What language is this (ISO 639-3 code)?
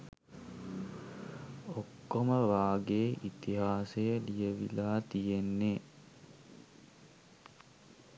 sin